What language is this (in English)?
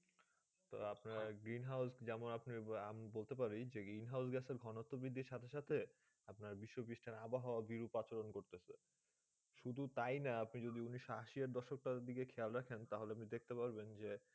Bangla